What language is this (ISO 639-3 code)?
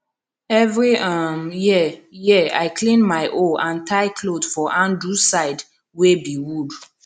pcm